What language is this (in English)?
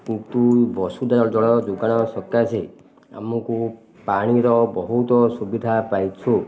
Odia